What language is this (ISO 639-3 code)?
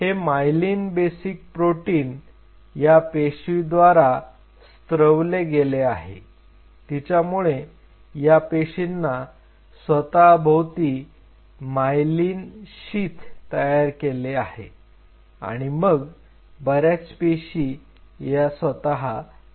mar